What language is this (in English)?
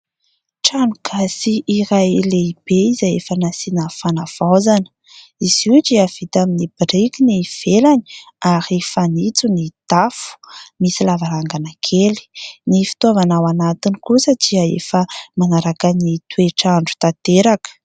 Malagasy